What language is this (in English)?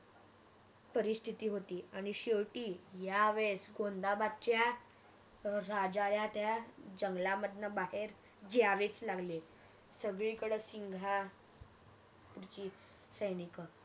Marathi